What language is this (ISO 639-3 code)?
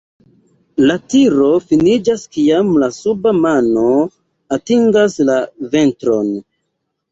epo